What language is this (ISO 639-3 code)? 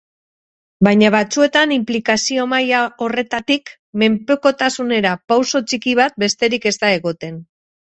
eus